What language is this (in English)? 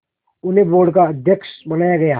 Hindi